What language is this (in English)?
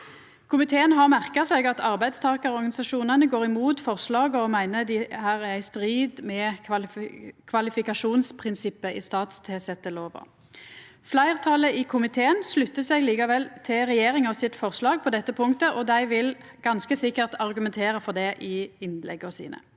Norwegian